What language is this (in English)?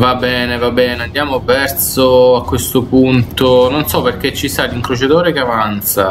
Italian